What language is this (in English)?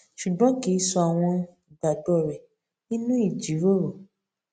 Yoruba